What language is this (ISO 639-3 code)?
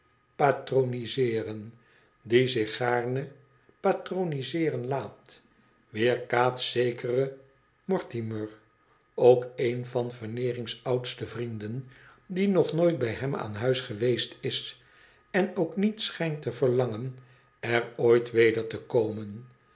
nld